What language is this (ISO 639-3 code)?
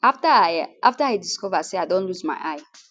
pcm